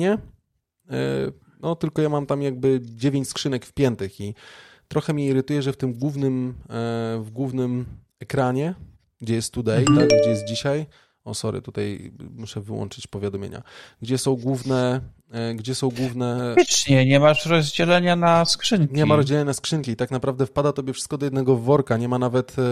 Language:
Polish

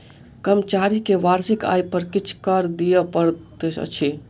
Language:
Maithili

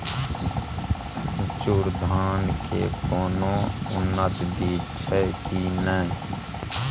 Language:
Maithili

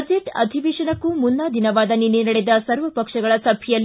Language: Kannada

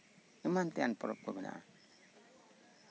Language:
Santali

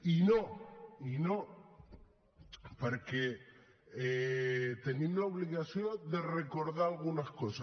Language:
Catalan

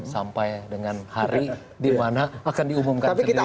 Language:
Indonesian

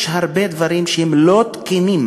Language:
Hebrew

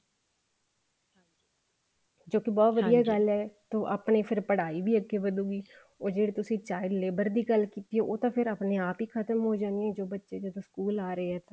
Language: Punjabi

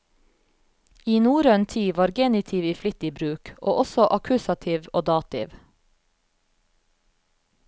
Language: Norwegian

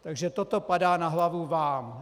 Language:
Czech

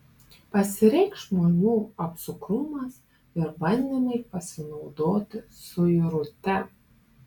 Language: Lithuanian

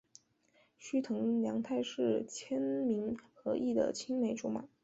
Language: Chinese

